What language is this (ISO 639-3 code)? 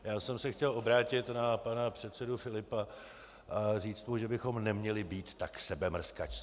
ces